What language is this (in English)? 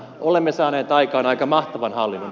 Finnish